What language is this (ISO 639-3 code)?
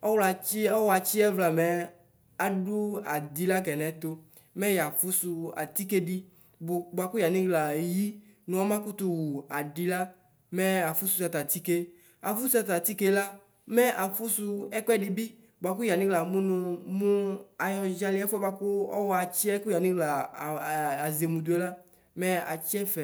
kpo